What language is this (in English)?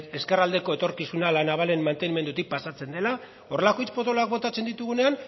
Basque